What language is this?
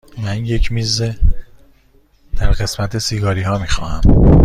Persian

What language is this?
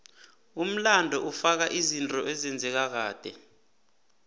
South Ndebele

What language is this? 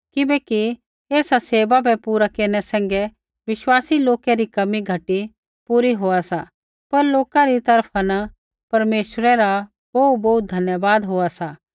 Kullu Pahari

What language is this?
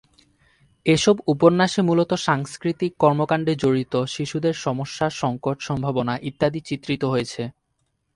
Bangla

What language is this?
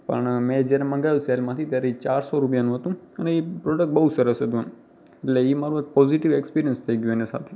Gujarati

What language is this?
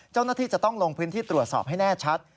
Thai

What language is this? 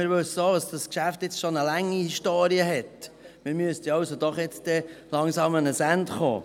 Swiss German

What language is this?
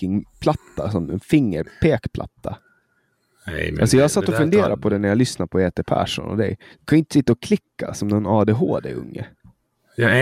Swedish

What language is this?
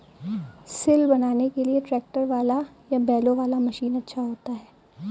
Hindi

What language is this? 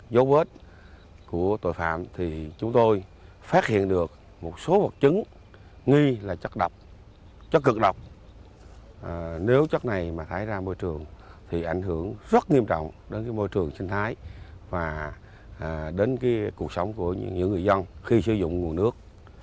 Vietnamese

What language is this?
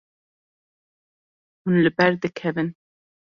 Kurdish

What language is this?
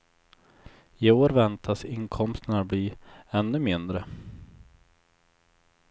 Swedish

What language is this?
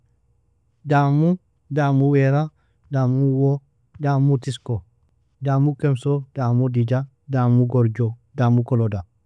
Nobiin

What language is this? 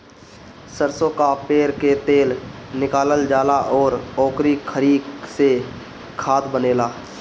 Bhojpuri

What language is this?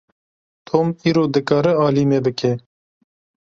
Kurdish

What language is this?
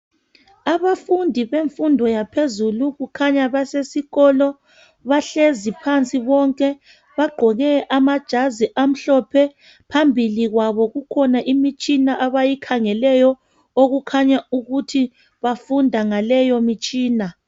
North Ndebele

